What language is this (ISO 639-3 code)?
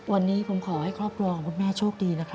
tha